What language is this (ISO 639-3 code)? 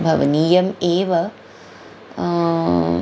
san